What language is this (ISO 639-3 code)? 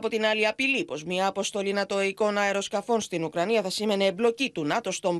ell